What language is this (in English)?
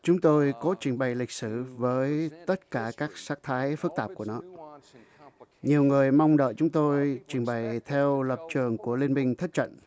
Vietnamese